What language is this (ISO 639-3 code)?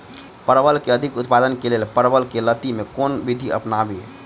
mai